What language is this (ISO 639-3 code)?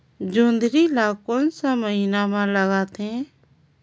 hne